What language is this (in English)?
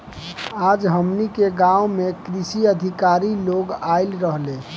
Bhojpuri